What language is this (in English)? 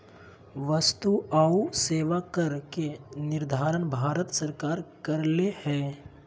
Magahi